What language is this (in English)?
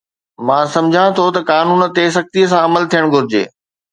Sindhi